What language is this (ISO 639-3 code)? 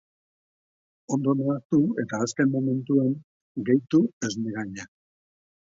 eus